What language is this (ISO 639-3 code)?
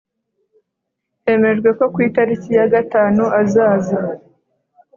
kin